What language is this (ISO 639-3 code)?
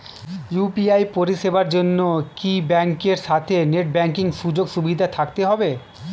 ben